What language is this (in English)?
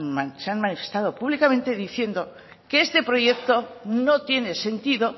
Spanish